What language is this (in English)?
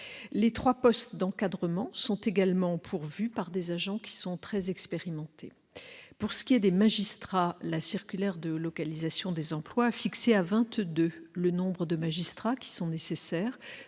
French